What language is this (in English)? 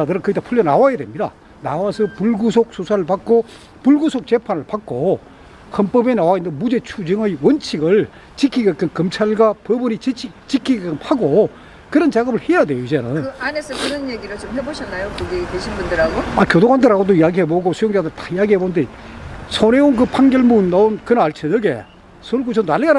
Korean